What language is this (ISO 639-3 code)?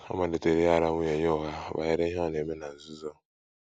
ibo